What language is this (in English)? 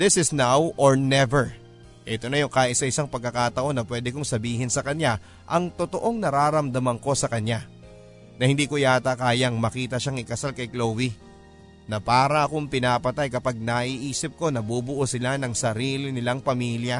Filipino